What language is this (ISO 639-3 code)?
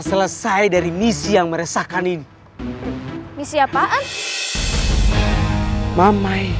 ind